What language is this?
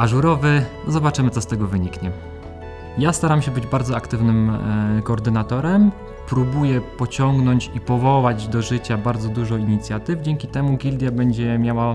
Polish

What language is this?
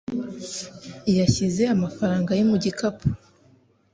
Kinyarwanda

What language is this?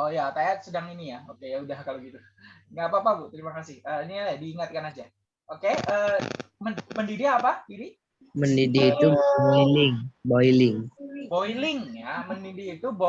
Indonesian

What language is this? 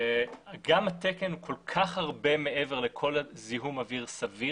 Hebrew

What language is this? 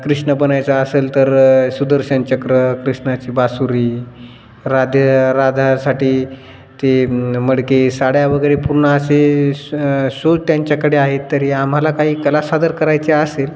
Marathi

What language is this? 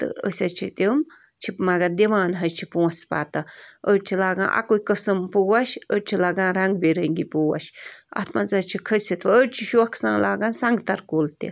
Kashmiri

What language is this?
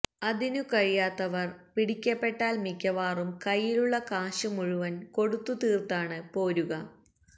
Malayalam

